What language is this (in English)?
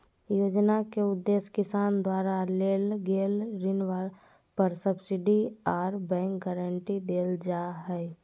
Magahi